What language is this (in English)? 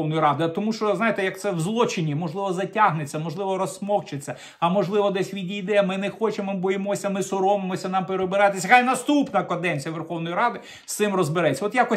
Ukrainian